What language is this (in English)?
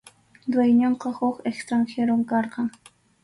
Arequipa-La Unión Quechua